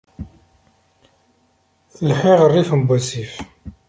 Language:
Kabyle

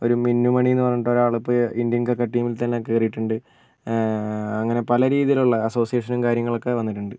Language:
Malayalam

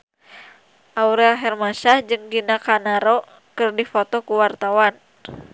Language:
Sundanese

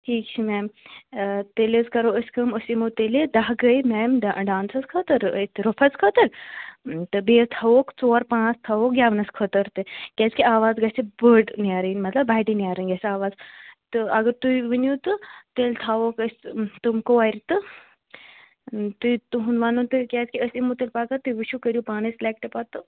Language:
Kashmiri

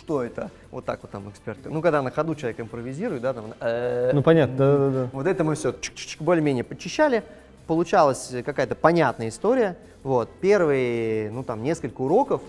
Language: Russian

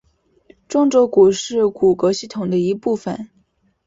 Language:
Chinese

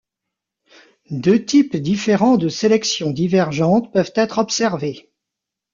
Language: French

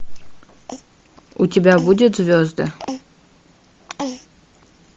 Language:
Russian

